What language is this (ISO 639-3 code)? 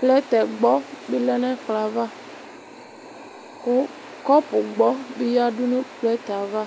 kpo